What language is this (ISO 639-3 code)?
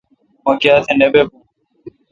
xka